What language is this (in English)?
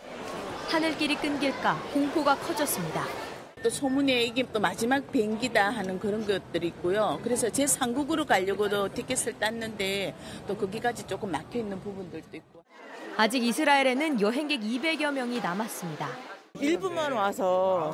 Korean